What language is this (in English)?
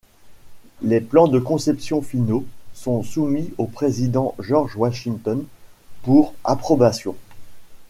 French